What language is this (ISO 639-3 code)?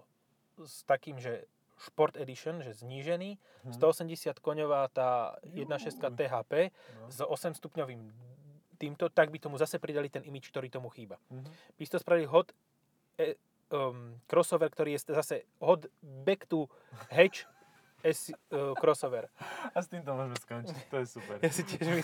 slk